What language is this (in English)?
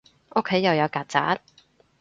Cantonese